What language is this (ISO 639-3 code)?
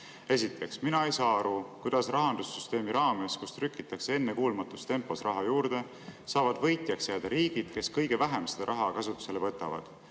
est